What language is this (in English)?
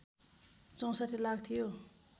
Nepali